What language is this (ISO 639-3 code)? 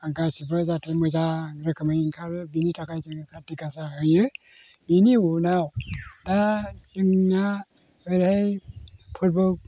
brx